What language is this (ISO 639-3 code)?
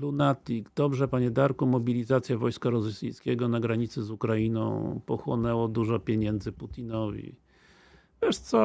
pol